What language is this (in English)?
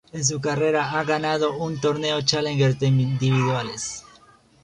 Spanish